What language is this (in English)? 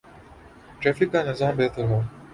Urdu